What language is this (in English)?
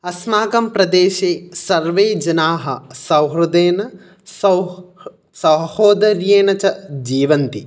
Sanskrit